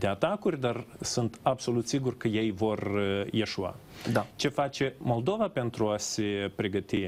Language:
Romanian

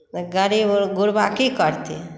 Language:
Maithili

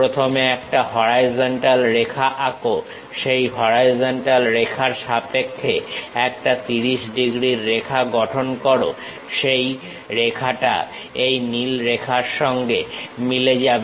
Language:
Bangla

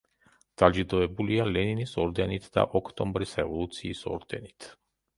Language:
Georgian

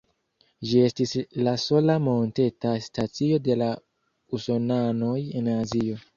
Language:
Esperanto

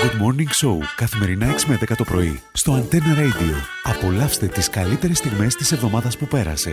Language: Greek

